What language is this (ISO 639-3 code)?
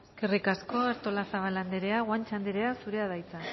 eus